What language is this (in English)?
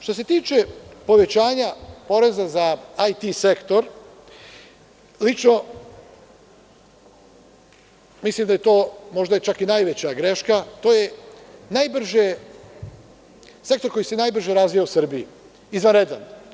Serbian